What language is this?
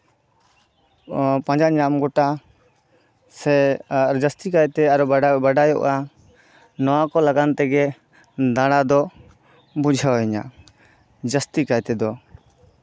Santali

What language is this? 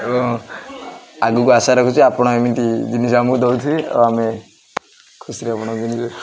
Odia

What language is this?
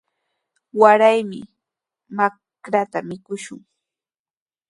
Sihuas Ancash Quechua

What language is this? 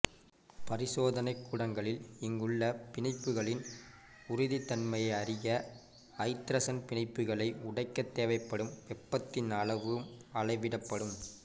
Tamil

